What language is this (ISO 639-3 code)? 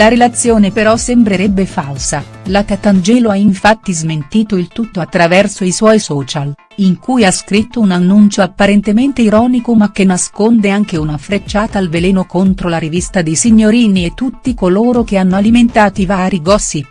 ita